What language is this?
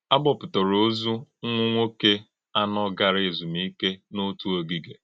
Igbo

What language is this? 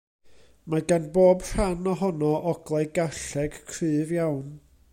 Welsh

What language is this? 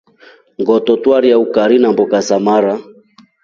Rombo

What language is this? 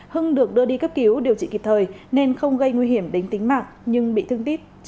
Vietnamese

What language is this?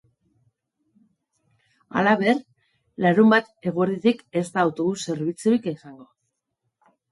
Basque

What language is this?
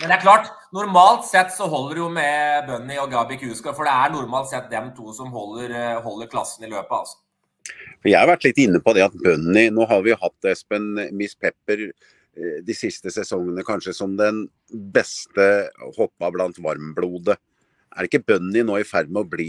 Norwegian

